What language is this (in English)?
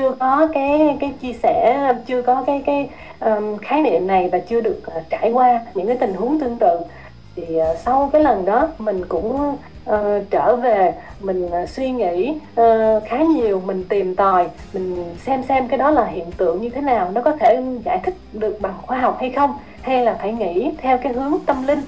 Vietnamese